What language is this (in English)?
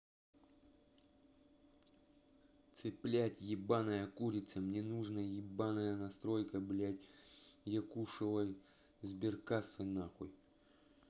Russian